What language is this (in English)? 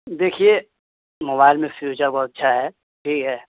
Urdu